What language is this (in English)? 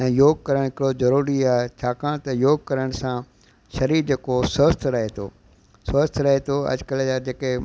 Sindhi